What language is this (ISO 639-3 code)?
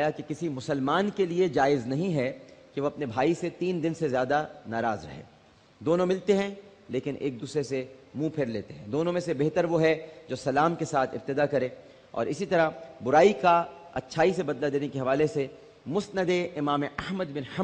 ara